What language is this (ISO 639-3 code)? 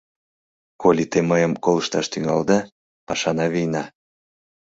chm